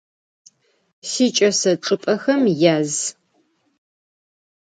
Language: Adyghe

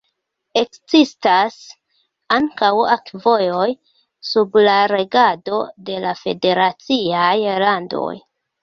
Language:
Esperanto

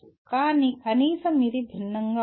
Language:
Telugu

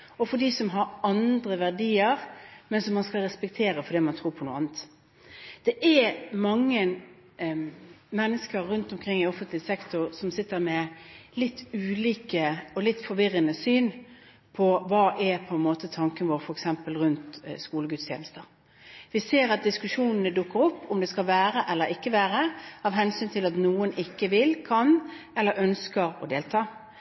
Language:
Norwegian Bokmål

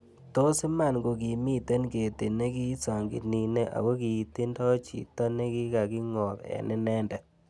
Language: Kalenjin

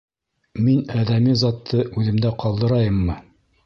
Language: Bashkir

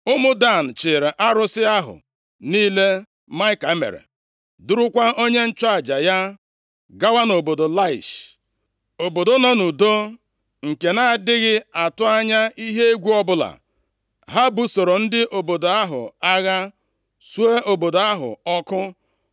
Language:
Igbo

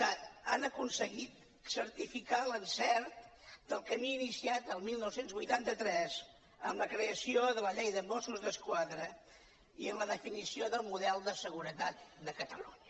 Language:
Catalan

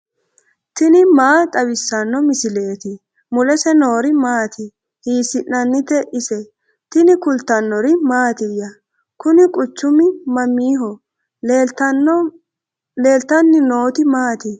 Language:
Sidamo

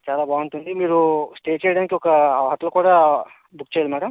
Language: Telugu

